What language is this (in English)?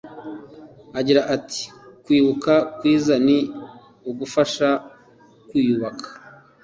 Kinyarwanda